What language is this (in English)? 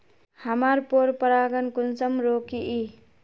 Magahi